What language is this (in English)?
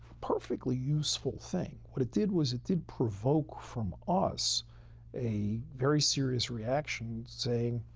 English